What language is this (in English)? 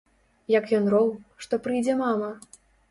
Belarusian